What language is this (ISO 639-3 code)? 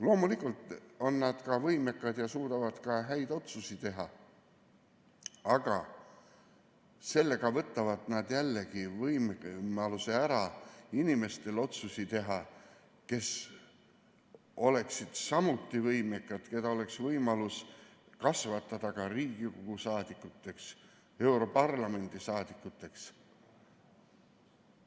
est